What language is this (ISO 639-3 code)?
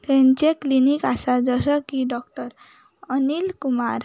kok